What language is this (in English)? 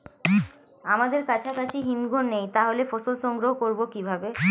Bangla